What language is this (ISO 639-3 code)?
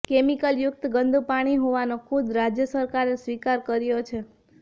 guj